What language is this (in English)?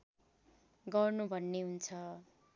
Nepali